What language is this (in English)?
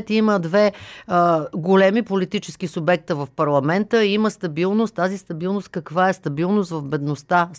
Bulgarian